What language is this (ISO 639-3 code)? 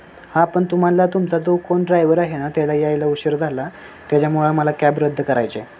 mar